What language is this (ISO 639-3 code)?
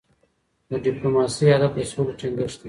pus